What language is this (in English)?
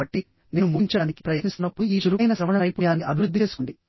Telugu